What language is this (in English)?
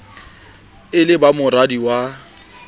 Southern Sotho